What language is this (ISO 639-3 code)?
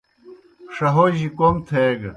plk